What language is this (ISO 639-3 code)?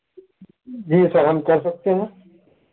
urd